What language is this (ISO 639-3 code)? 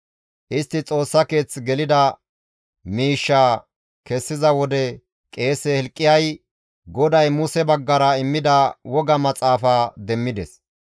gmv